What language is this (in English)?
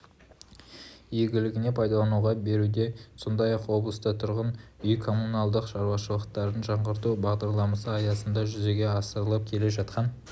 Kazakh